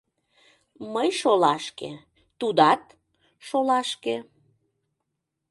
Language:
Mari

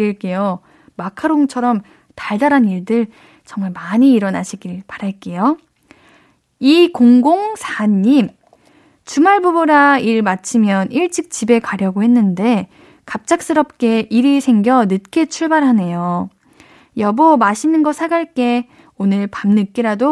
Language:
Korean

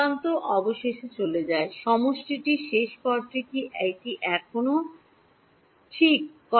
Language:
Bangla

